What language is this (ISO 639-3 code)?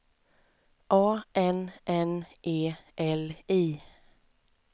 swe